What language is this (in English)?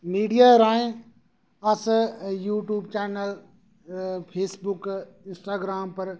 Dogri